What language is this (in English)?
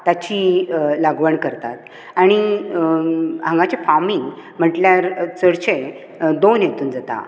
Konkani